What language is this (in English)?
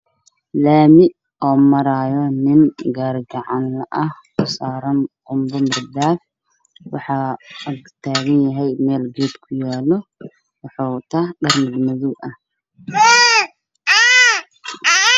Somali